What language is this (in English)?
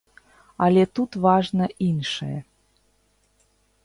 Belarusian